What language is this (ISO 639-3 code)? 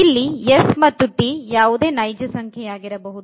kan